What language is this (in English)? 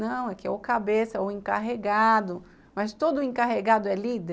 Portuguese